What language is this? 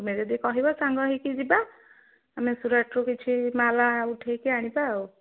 Odia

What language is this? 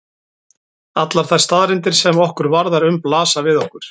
Icelandic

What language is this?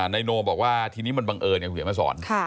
Thai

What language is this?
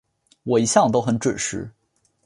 Chinese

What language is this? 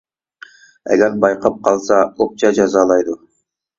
Uyghur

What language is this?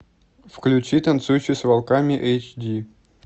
Russian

